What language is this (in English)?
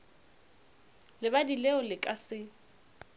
Northern Sotho